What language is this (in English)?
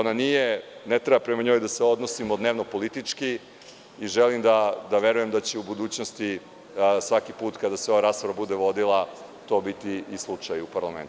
Serbian